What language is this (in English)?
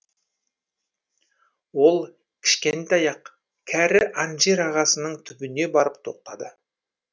Kazakh